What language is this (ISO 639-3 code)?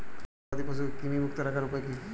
ben